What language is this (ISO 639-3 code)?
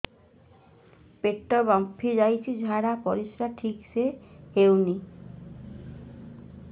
ori